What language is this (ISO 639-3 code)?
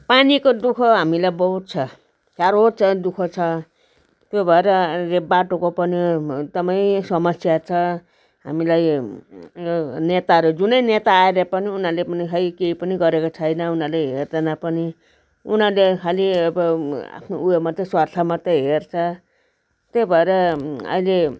nep